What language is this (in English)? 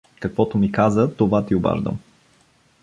Bulgarian